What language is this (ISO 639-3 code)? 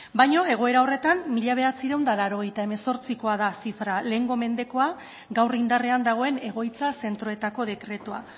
eus